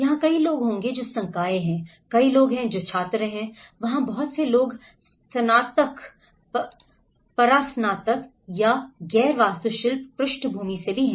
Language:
Hindi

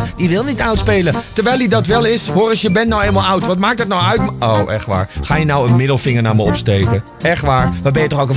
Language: Dutch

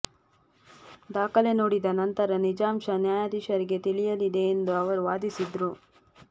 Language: Kannada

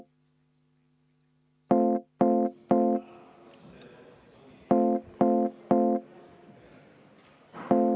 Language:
Estonian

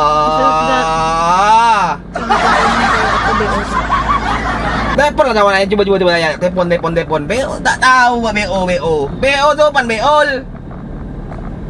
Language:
Indonesian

